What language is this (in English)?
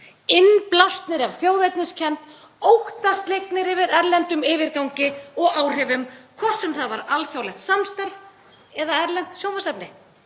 Icelandic